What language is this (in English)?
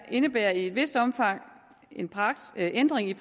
Danish